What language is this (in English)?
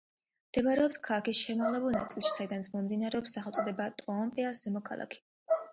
Georgian